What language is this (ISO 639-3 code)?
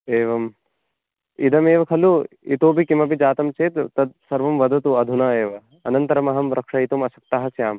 san